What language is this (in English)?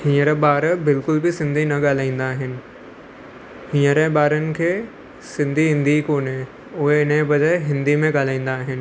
Sindhi